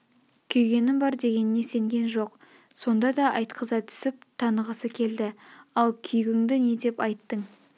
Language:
Kazakh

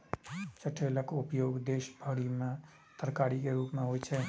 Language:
Maithili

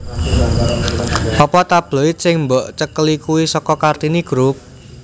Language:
Javanese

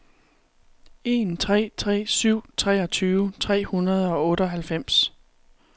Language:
Danish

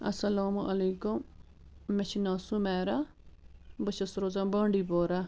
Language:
Kashmiri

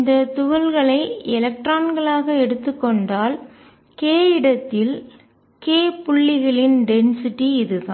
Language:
Tamil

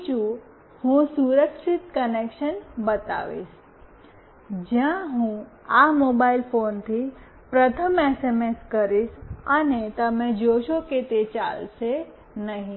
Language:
Gujarati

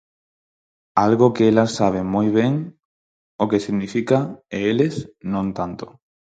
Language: Galician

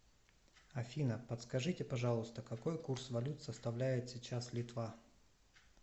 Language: Russian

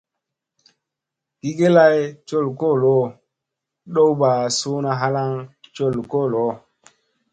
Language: Musey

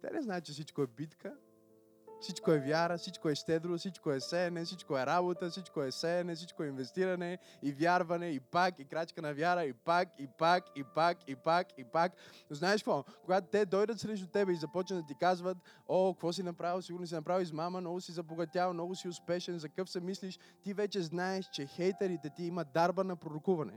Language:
Bulgarian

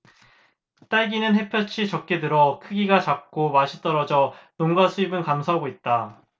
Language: Korean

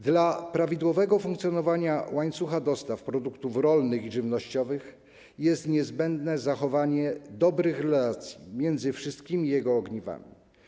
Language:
Polish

